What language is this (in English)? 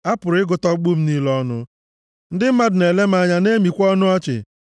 Igbo